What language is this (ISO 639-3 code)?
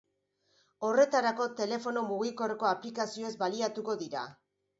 eus